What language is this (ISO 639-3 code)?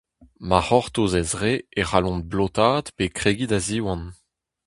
bre